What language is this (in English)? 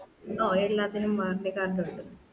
Malayalam